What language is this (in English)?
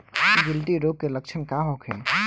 Bhojpuri